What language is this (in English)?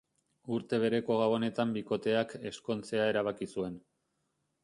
Basque